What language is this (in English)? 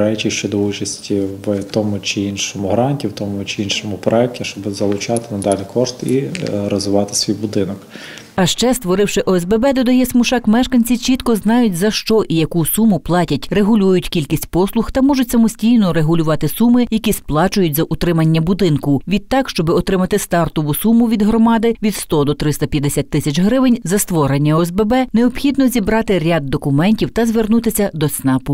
Ukrainian